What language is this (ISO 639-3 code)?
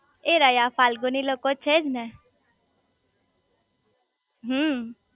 guj